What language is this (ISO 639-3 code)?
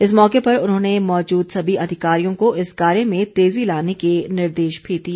hin